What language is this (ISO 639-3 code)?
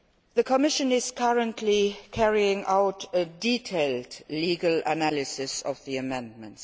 eng